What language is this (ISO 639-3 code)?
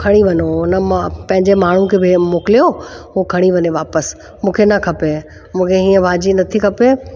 snd